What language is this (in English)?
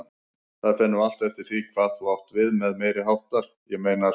Icelandic